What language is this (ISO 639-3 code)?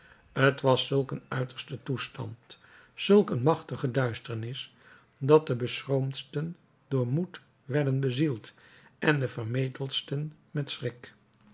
nld